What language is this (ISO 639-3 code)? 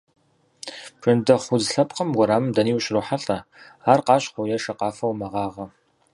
kbd